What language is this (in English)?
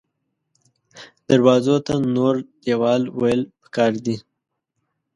Pashto